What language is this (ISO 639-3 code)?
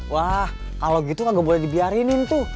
ind